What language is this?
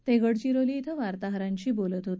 Marathi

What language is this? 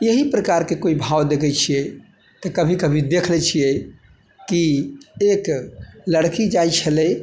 Maithili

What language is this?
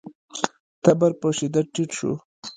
Pashto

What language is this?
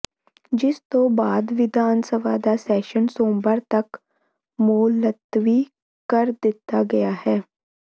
Punjabi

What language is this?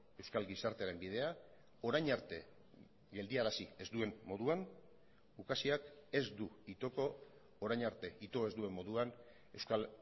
Basque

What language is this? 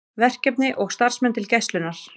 Icelandic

